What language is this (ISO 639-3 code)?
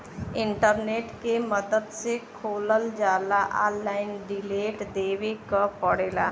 bho